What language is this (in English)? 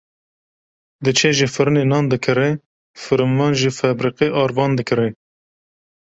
Kurdish